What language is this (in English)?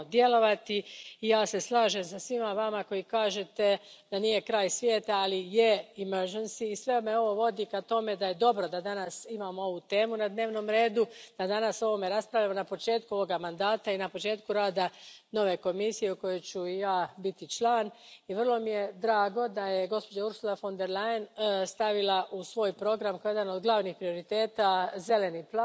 Croatian